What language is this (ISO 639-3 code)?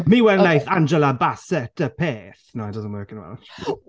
cym